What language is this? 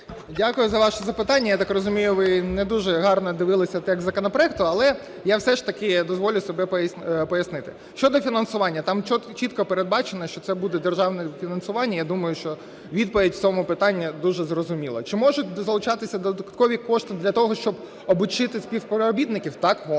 Ukrainian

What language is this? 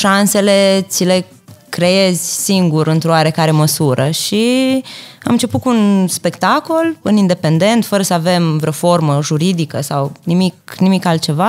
Romanian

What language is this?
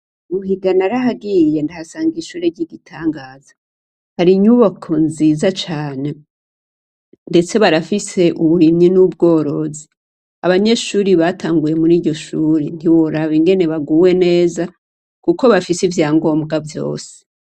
Rundi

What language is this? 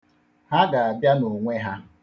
Igbo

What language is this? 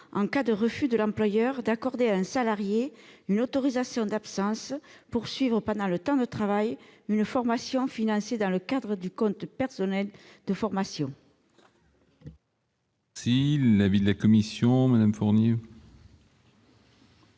French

